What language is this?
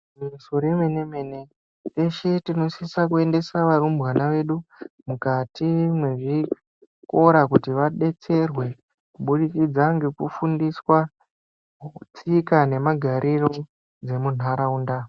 Ndau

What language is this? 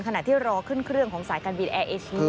Thai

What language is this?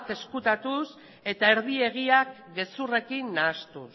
Basque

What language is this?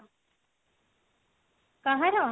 Odia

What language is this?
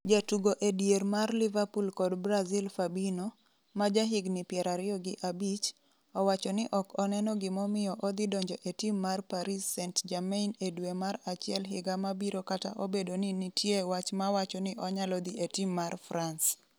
Luo (Kenya and Tanzania)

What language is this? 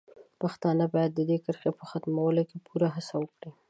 Pashto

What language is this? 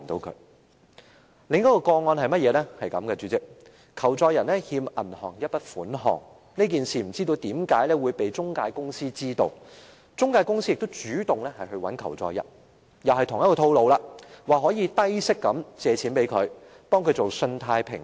Cantonese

